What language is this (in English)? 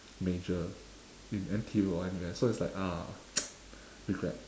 English